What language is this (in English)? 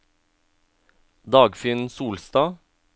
Norwegian